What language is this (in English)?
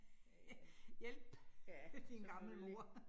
Danish